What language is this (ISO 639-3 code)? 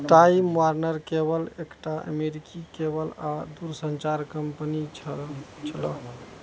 mai